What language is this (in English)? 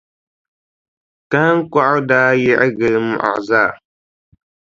Dagbani